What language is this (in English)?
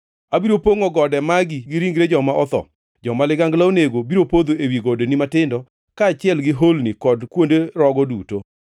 Luo (Kenya and Tanzania)